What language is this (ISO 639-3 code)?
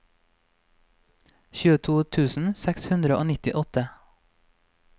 nor